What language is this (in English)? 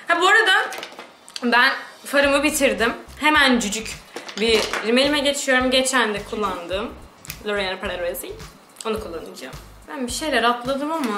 Turkish